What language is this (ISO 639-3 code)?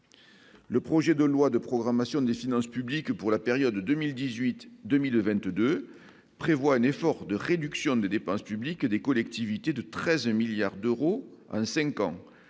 fra